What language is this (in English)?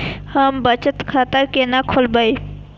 Maithili